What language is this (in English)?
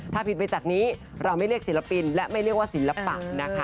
Thai